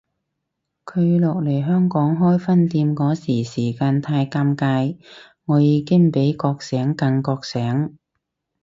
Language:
Cantonese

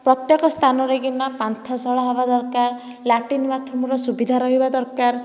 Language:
Odia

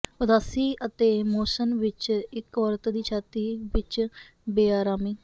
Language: Punjabi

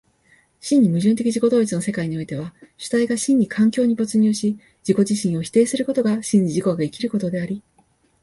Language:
Japanese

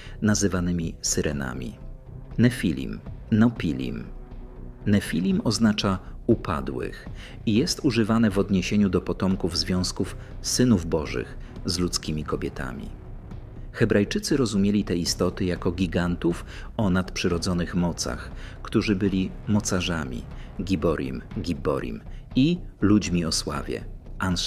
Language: Polish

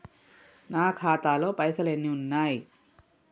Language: Telugu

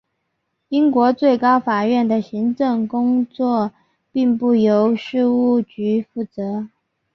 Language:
Chinese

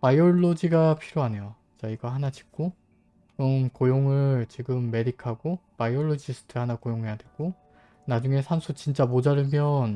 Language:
Korean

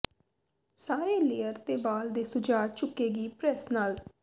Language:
Punjabi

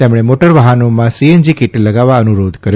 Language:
Gujarati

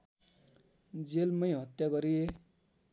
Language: Nepali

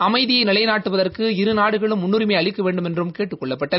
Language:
Tamil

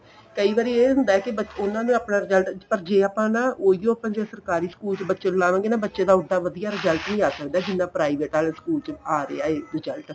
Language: Punjabi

